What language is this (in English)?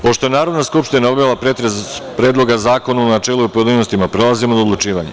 Serbian